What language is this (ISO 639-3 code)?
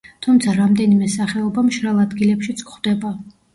kat